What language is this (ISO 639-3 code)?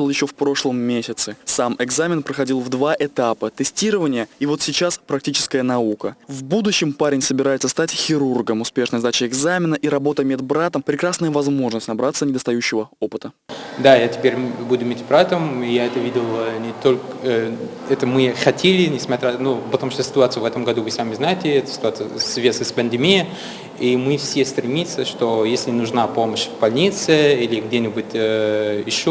rus